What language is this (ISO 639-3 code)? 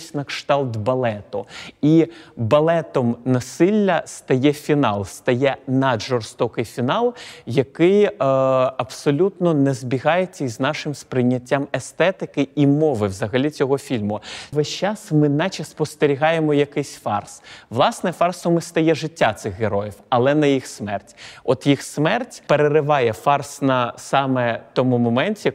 ukr